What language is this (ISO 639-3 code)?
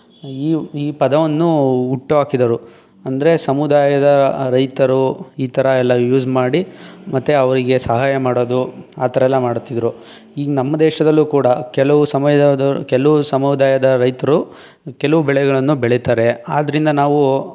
kan